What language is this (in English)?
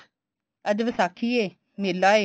Punjabi